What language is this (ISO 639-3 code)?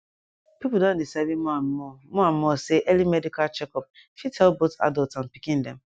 pcm